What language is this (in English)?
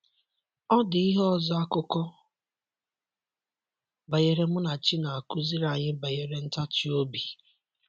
Igbo